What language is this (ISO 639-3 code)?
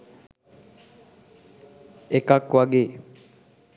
sin